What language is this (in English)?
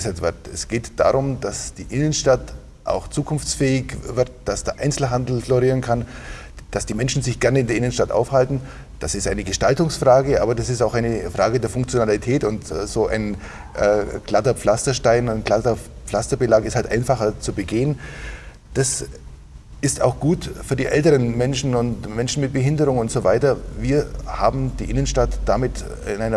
German